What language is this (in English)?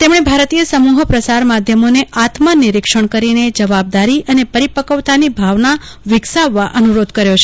Gujarati